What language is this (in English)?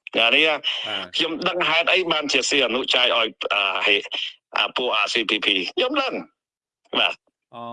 Vietnamese